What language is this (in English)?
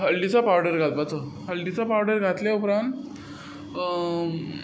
Konkani